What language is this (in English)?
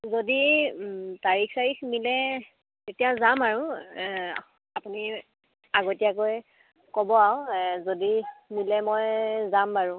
Assamese